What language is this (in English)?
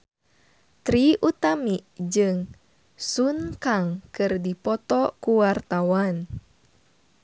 Sundanese